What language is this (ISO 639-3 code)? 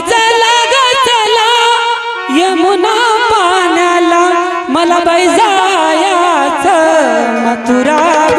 mar